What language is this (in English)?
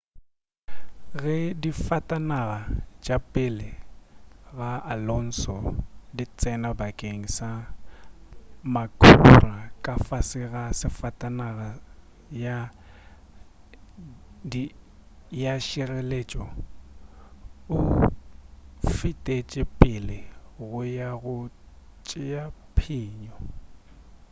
Northern Sotho